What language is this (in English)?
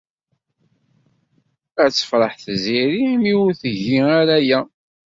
Kabyle